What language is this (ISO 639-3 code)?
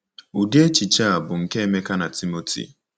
ibo